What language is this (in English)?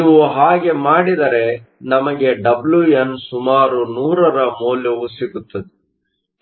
Kannada